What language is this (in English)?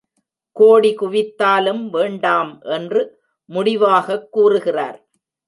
Tamil